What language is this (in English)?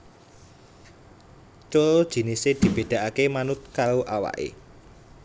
Javanese